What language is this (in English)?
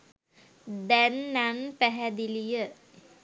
Sinhala